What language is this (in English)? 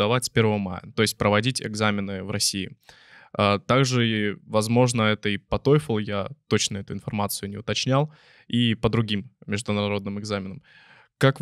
Russian